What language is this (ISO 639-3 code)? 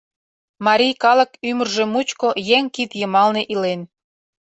chm